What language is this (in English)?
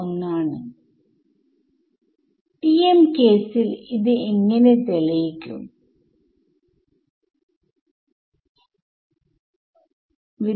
Malayalam